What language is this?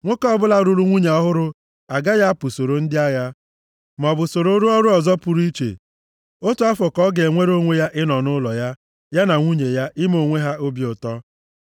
Igbo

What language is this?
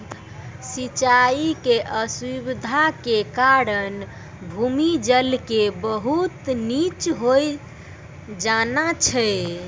Maithili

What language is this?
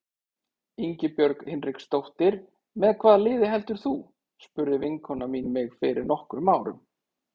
Icelandic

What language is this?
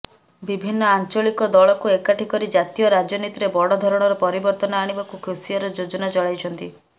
Odia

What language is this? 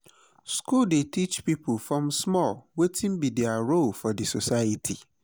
Nigerian Pidgin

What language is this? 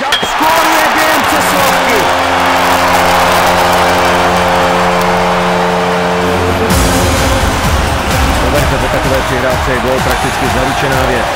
Czech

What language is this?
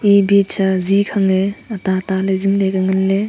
Wancho Naga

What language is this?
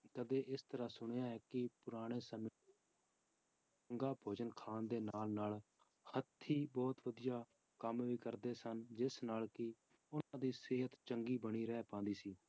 Punjabi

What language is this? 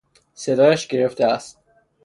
Persian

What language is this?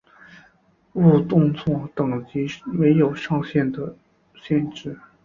Chinese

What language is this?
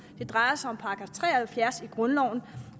Danish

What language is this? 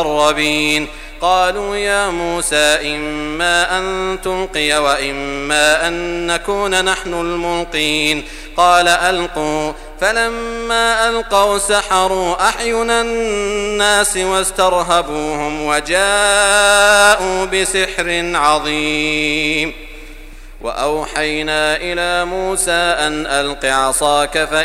Arabic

